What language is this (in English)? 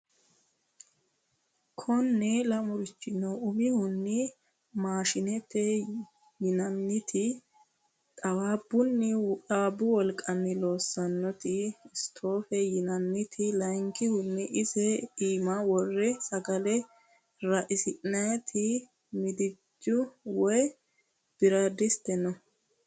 Sidamo